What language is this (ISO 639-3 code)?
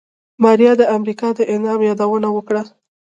pus